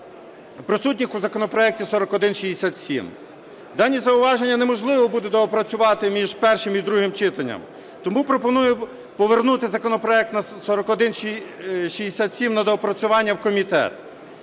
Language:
Ukrainian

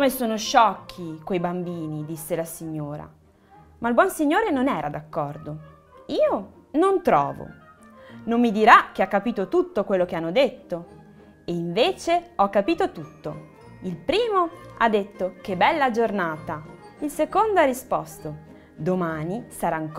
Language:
Italian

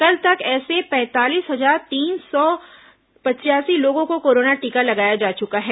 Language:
Hindi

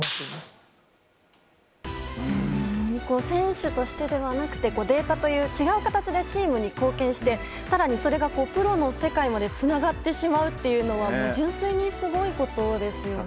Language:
Japanese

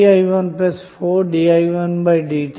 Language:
Telugu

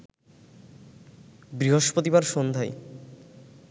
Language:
Bangla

